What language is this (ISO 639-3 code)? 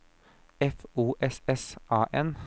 nor